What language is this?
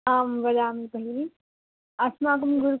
Sanskrit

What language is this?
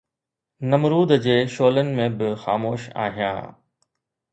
Sindhi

